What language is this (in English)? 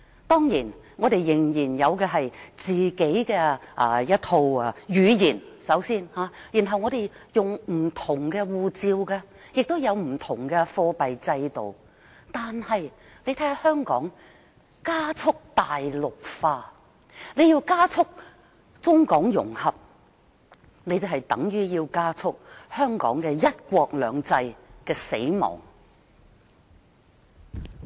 Cantonese